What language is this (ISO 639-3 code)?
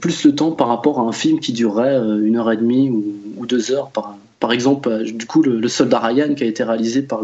fra